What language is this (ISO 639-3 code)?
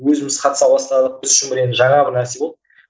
kaz